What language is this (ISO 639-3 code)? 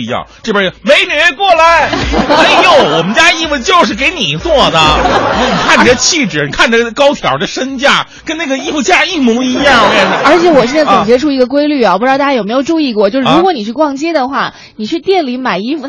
zho